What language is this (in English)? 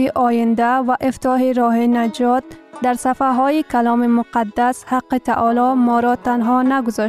Persian